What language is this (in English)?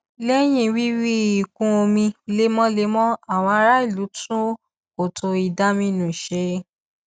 Yoruba